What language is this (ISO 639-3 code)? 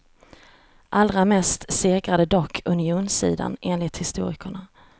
swe